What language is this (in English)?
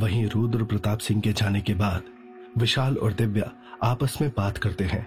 Hindi